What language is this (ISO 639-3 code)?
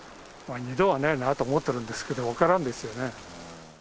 jpn